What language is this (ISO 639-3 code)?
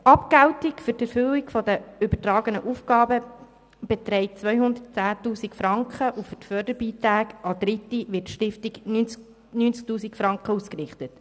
gsw